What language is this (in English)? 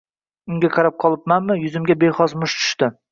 Uzbek